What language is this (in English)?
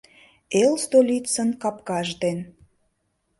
Mari